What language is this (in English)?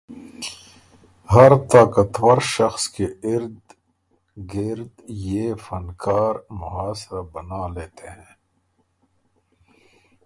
Urdu